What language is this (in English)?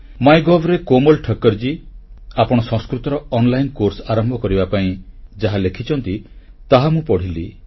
Odia